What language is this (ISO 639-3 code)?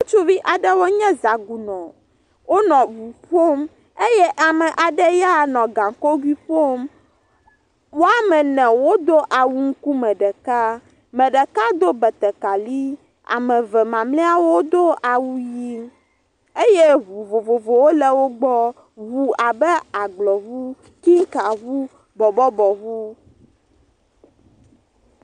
ewe